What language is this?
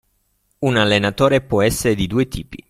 Italian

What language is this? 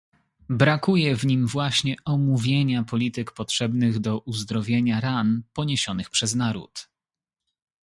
Polish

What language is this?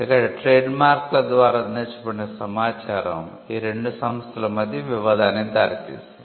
Telugu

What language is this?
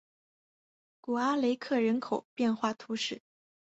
Chinese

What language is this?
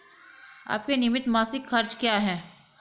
Hindi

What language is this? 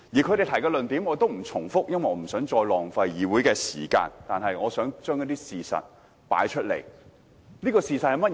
Cantonese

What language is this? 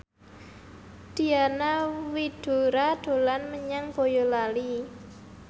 Javanese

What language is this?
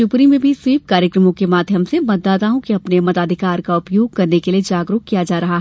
Hindi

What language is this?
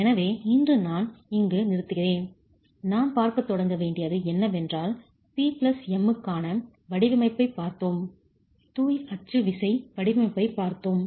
Tamil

